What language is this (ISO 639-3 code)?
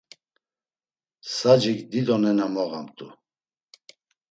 lzz